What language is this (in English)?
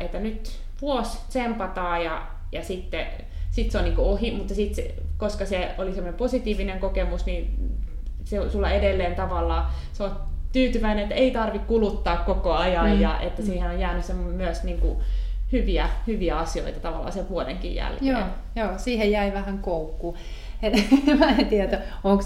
Finnish